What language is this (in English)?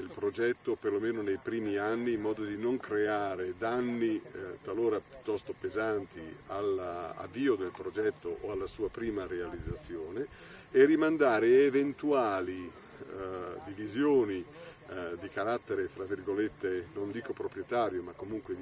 Italian